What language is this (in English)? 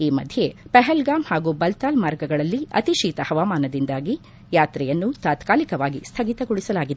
Kannada